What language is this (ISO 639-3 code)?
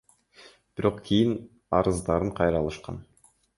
kir